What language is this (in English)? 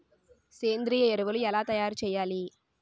Telugu